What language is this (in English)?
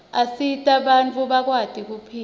Swati